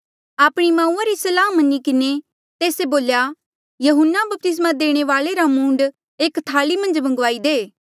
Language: Mandeali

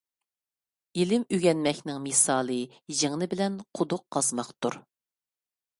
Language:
Uyghur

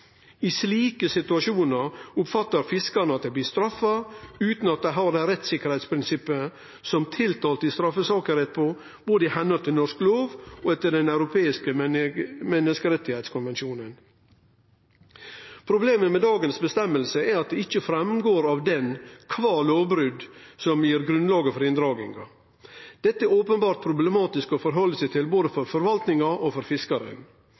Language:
Norwegian Nynorsk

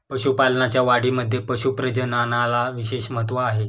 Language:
Marathi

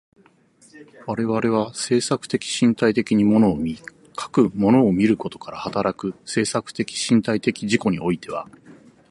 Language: Japanese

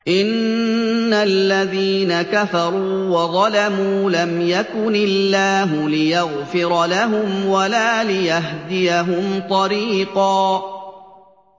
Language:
Arabic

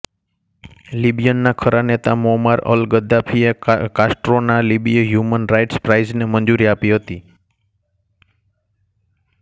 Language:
Gujarati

